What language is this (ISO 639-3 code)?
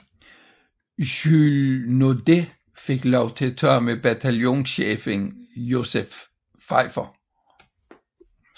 dan